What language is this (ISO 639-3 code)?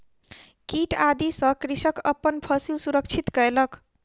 mai